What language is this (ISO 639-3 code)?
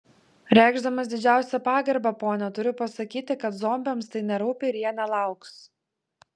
lit